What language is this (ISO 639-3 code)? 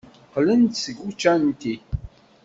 kab